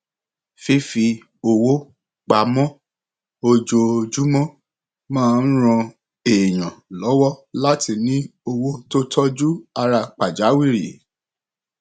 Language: Yoruba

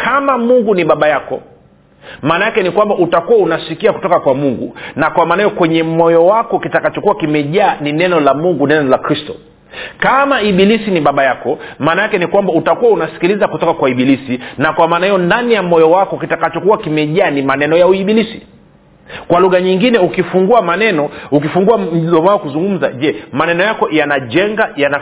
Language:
Swahili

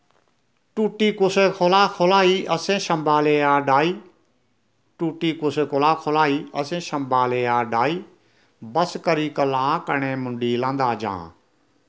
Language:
Dogri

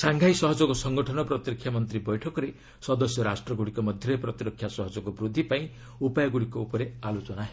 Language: Odia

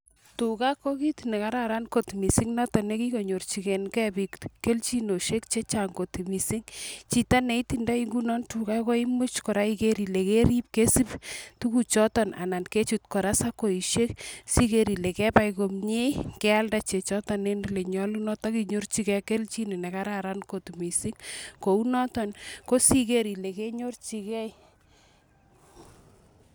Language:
Kalenjin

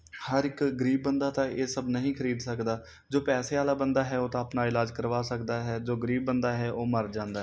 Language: Punjabi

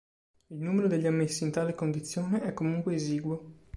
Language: Italian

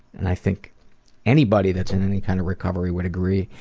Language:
English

